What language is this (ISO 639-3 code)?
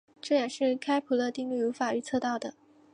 zho